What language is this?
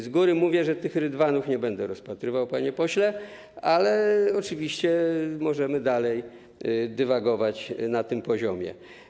Polish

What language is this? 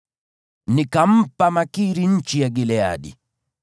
Swahili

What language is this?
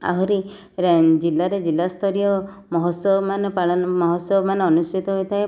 Odia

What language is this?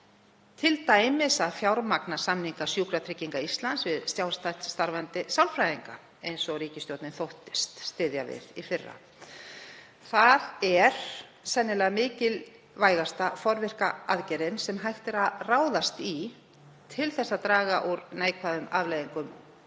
Icelandic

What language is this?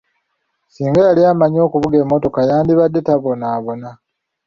Ganda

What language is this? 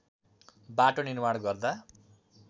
Nepali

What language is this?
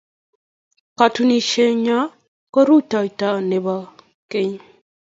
Kalenjin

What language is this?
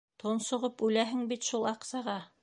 Bashkir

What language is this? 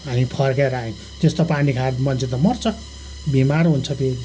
Nepali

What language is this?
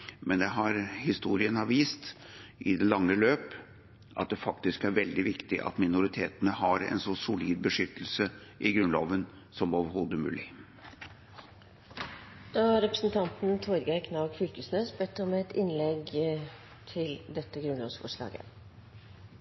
Norwegian Bokmål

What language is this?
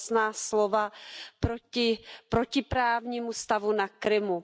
Czech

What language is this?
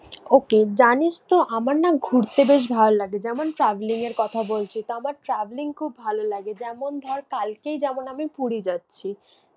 Bangla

